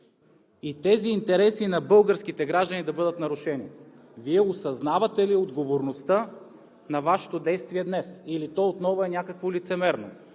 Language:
Bulgarian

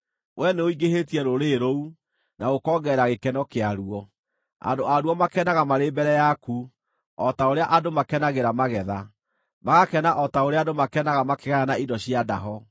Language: Kikuyu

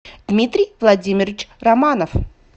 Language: Russian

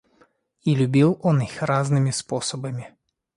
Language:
Russian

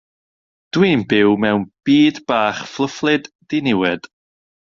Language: Welsh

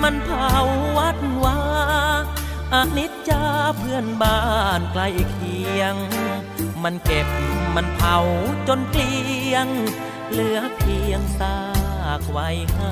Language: Thai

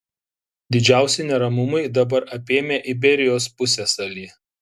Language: Lithuanian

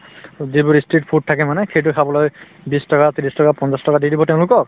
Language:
Assamese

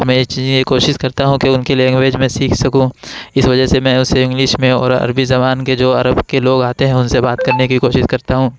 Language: Urdu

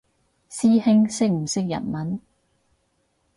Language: Cantonese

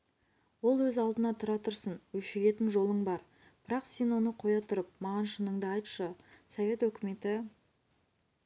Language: Kazakh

